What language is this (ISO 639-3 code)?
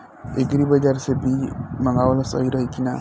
bho